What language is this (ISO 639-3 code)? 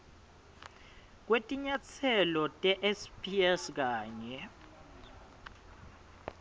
ssw